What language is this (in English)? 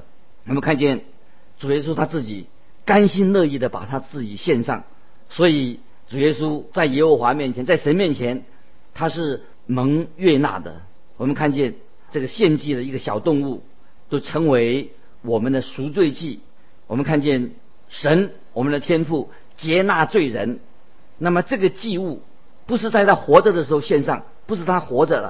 Chinese